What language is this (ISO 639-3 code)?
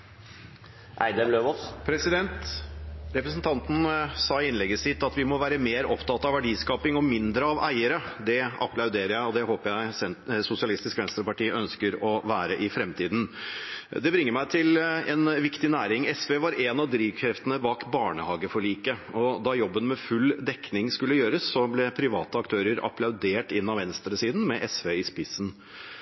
nor